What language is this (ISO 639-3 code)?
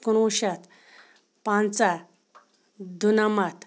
kas